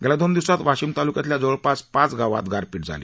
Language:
Marathi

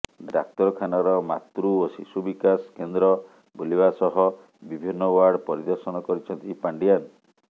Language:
Odia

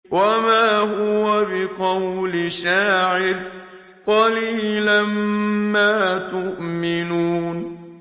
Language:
Arabic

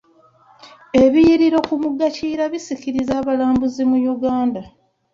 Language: Ganda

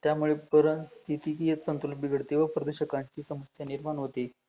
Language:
Marathi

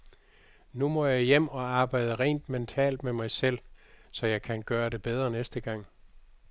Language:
Danish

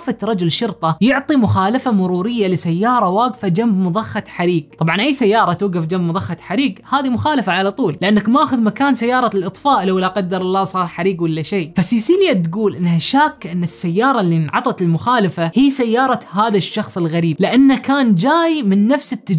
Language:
Arabic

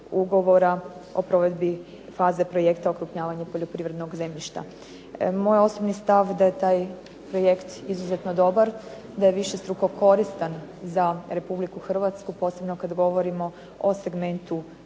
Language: Croatian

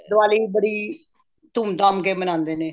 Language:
Punjabi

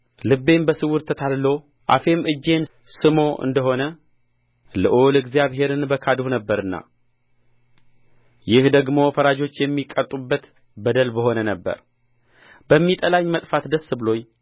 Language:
Amharic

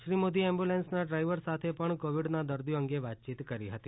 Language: Gujarati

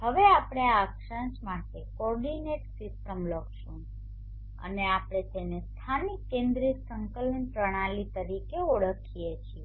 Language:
Gujarati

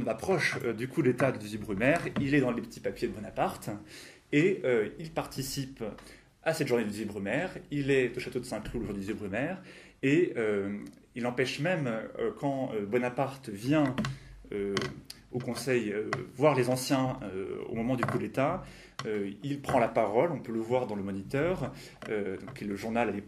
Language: French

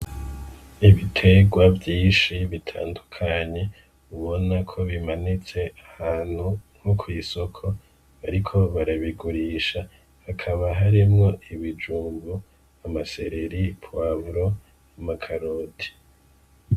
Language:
Rundi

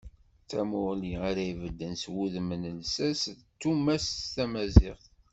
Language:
Kabyle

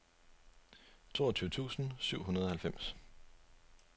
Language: Danish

